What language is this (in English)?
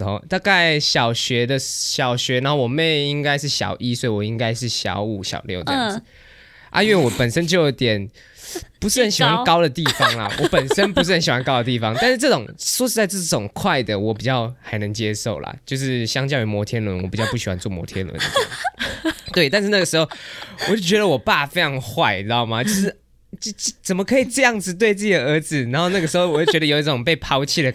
Chinese